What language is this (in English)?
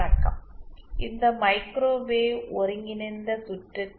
Tamil